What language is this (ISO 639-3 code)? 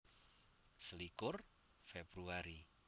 jav